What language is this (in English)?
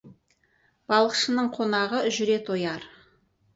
Kazakh